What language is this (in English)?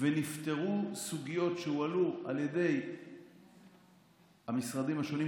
Hebrew